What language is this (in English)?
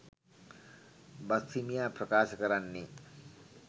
Sinhala